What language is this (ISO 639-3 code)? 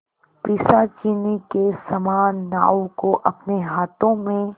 hin